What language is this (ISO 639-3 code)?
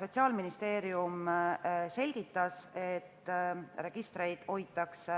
est